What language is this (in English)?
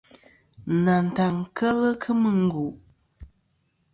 Kom